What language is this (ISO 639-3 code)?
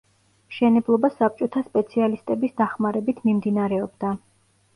kat